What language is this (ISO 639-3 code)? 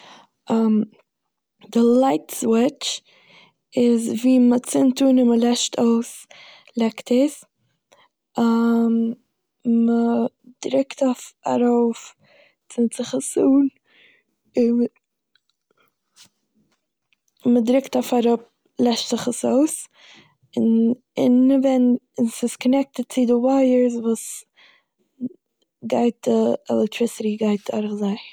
yid